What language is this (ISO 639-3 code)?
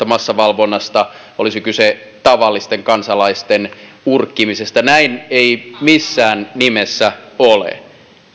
fin